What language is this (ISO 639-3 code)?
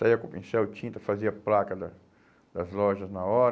por